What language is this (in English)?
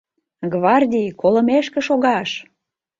Mari